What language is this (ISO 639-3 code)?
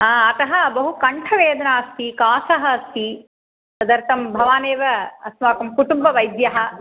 san